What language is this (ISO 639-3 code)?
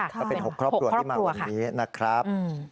tha